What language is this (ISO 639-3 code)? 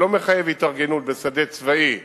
heb